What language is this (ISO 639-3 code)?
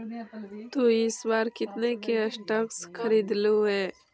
mag